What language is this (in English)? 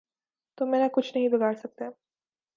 Urdu